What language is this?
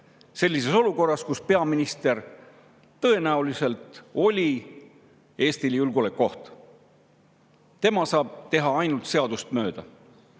Estonian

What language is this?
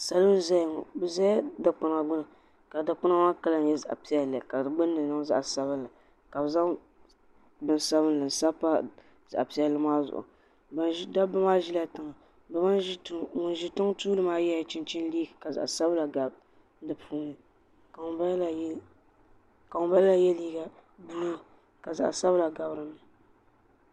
Dagbani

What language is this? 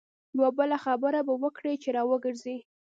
Pashto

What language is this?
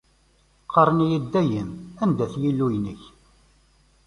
Kabyle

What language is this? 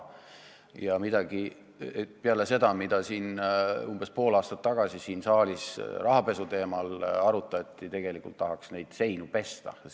Estonian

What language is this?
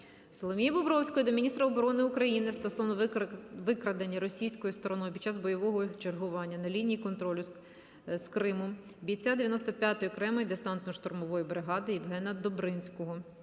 Ukrainian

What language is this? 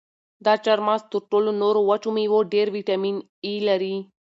Pashto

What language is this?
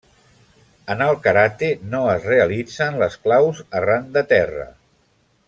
Catalan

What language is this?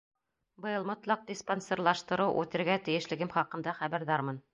Bashkir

